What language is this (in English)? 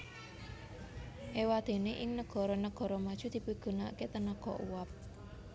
Javanese